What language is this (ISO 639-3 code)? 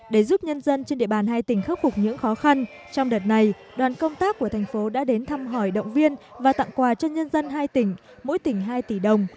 vie